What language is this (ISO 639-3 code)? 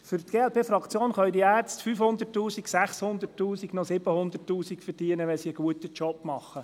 gsw